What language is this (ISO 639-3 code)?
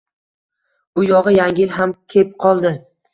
uzb